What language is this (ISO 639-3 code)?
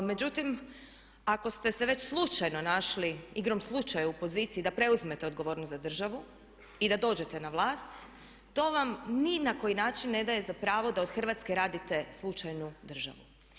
hrv